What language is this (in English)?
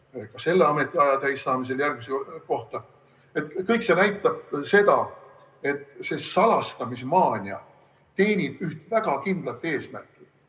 Estonian